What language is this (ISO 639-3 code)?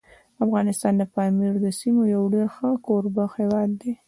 pus